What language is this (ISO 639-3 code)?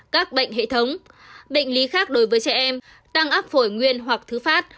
vie